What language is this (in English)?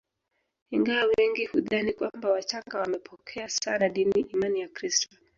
Swahili